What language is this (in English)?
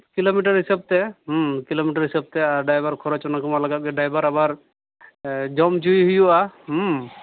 Santali